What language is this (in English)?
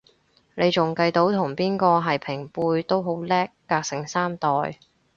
Cantonese